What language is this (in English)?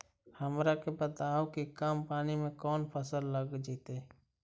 Magahi